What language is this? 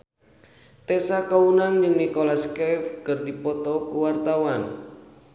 Sundanese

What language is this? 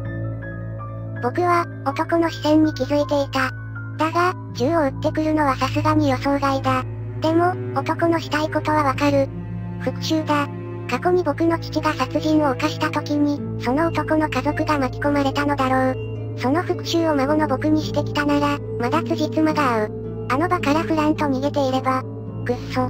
Japanese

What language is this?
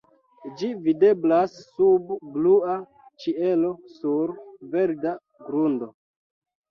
Esperanto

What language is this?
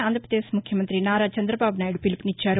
Telugu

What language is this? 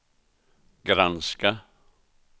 Swedish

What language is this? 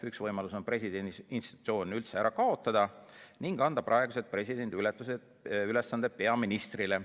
Estonian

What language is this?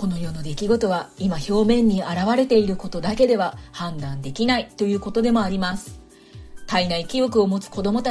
Japanese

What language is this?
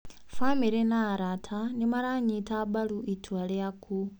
Kikuyu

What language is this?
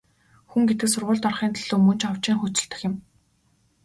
Mongolian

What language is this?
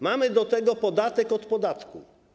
Polish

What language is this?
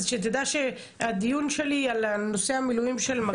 Hebrew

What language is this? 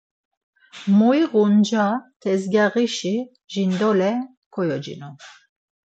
Laz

